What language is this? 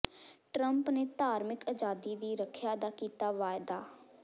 Punjabi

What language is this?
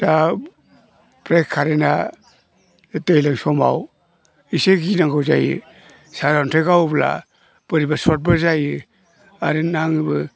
Bodo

